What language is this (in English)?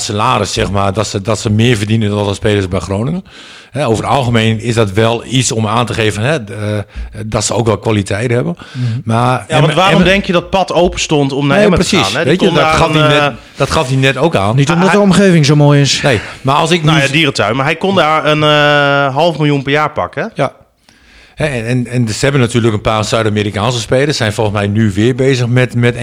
Dutch